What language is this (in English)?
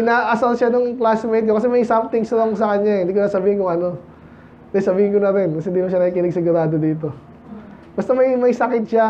Filipino